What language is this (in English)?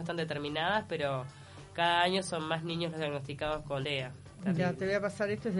Spanish